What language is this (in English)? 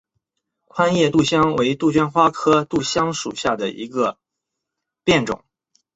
Chinese